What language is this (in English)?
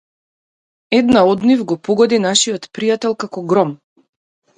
Macedonian